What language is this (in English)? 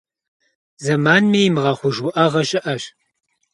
Kabardian